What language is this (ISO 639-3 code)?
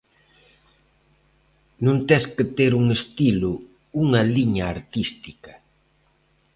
glg